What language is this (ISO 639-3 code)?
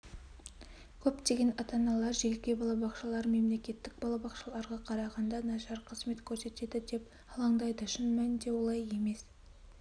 kaz